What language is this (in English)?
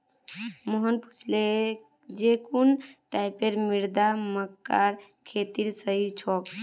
Magahi